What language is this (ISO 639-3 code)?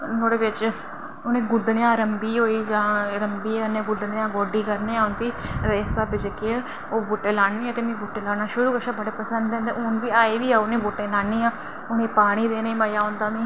doi